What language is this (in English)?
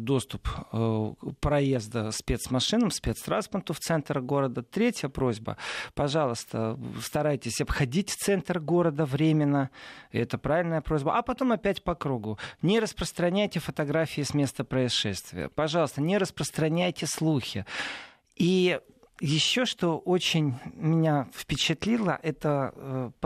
Russian